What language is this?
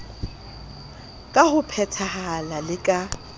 Southern Sotho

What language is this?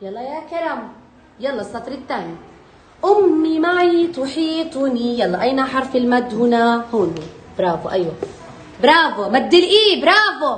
Arabic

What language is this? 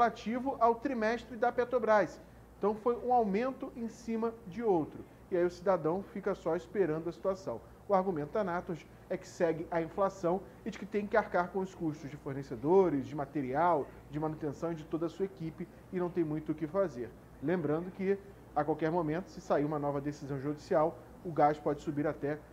Portuguese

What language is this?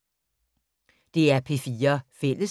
Danish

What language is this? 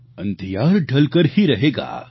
Gujarati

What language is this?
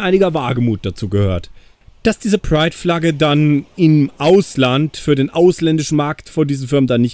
German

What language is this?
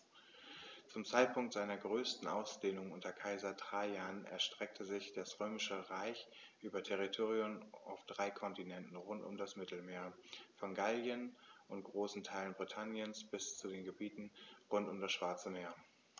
German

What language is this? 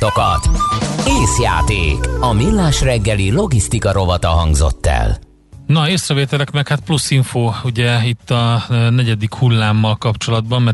Hungarian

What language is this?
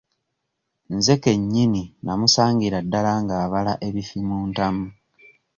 Ganda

